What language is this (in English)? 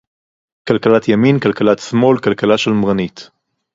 Hebrew